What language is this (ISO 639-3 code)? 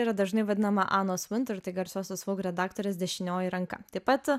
lit